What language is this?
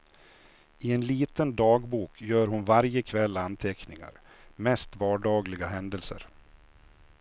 Swedish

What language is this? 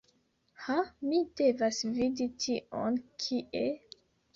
Esperanto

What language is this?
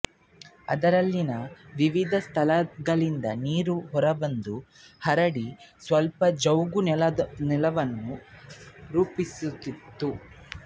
Kannada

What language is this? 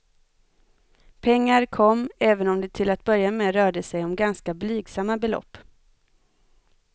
Swedish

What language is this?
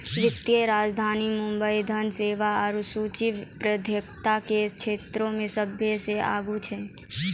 Maithili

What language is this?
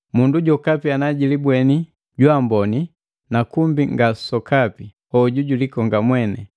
Matengo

